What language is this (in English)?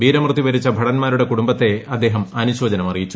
Malayalam